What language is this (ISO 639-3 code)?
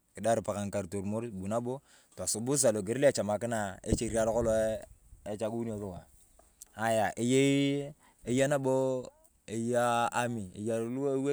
tuv